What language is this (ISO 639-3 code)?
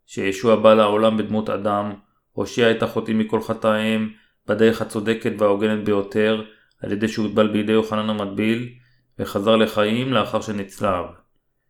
heb